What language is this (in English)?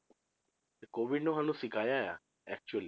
Punjabi